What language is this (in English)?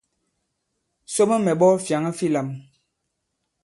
Bankon